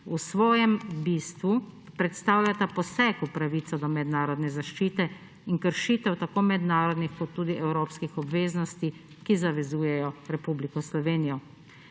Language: Slovenian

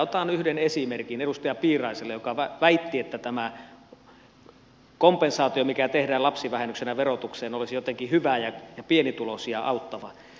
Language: Finnish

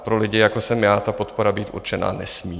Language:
Czech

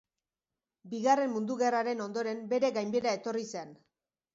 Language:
Basque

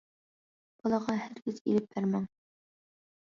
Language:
Uyghur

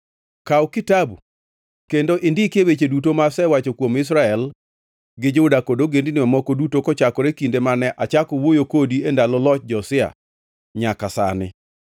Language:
Luo (Kenya and Tanzania)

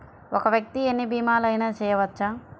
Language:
Telugu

